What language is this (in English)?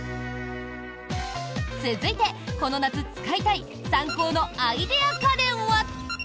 Japanese